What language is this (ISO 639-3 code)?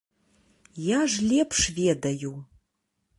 bel